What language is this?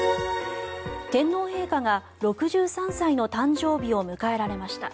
Japanese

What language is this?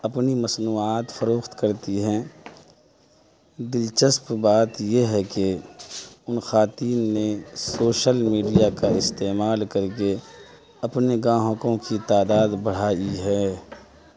Urdu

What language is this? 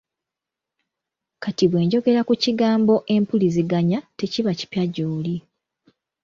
Ganda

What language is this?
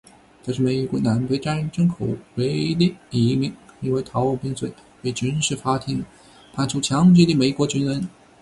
Chinese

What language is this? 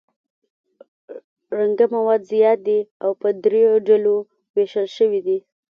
Pashto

